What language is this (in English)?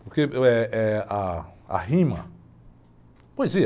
Portuguese